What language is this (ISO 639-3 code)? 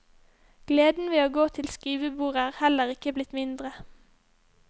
nor